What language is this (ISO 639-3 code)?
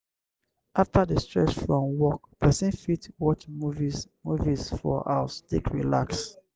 pcm